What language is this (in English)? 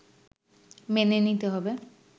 Bangla